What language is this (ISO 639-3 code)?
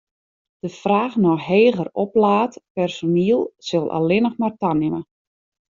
fry